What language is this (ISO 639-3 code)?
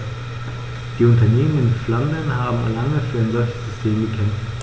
deu